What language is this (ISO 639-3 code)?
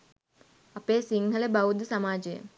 sin